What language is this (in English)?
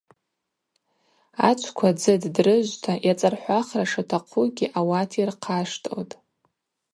Abaza